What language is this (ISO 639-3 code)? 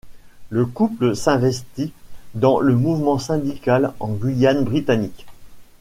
fra